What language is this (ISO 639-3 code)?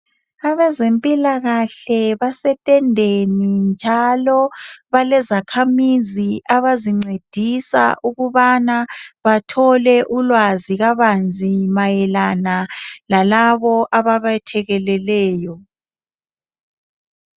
nde